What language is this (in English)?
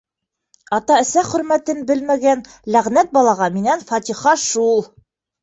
Bashkir